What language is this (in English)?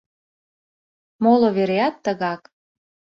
Mari